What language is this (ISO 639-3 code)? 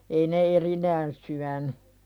fin